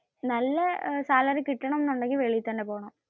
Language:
Malayalam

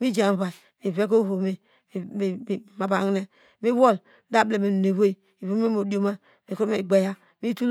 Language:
Degema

